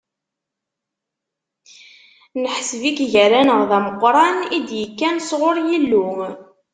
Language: Kabyle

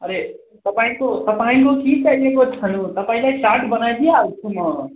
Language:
Nepali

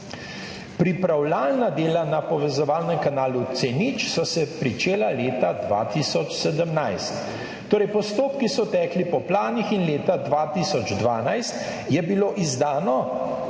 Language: Slovenian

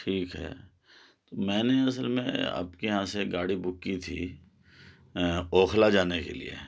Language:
Urdu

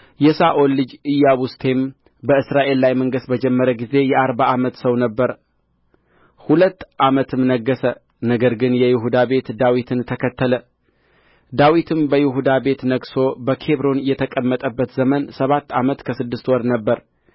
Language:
Amharic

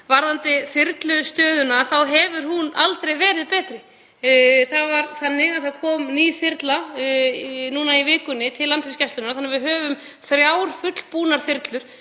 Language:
Icelandic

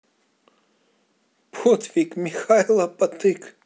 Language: Russian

